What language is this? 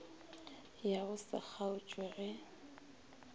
Northern Sotho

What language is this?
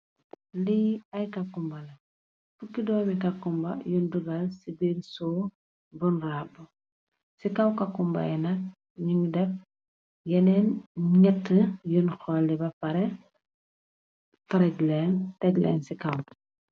Wolof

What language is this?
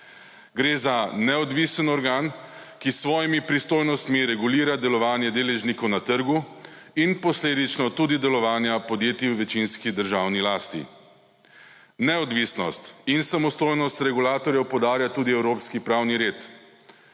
Slovenian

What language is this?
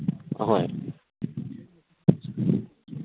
Manipuri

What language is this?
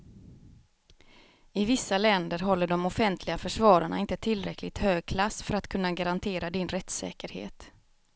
Swedish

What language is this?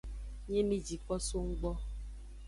Aja (Benin)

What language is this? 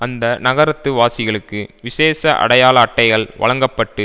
Tamil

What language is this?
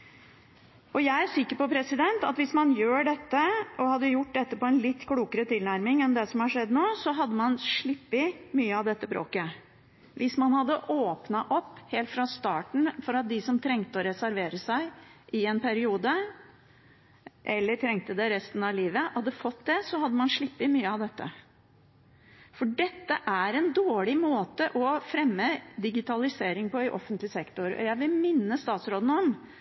Norwegian Bokmål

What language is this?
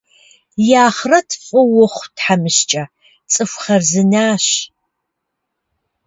Kabardian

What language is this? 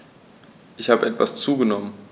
German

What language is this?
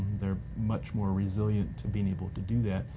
English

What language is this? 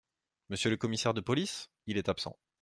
French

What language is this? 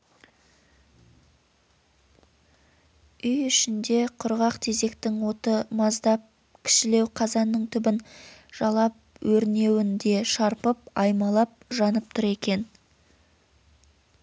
Kazakh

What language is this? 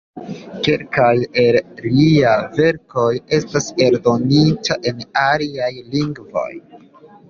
Esperanto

